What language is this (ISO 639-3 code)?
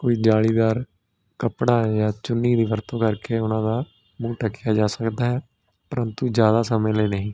pan